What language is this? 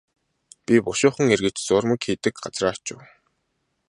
Mongolian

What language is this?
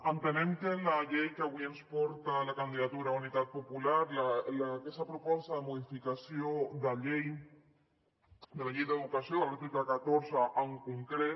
Catalan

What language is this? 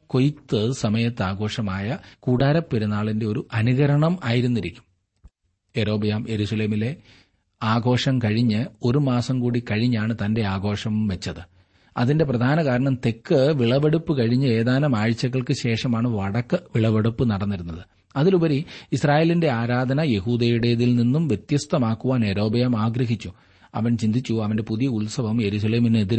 Malayalam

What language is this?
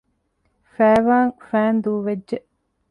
Divehi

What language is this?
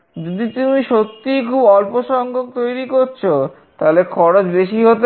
Bangla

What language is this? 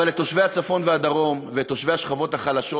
Hebrew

